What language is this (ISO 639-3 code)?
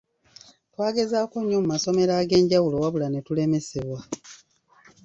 lug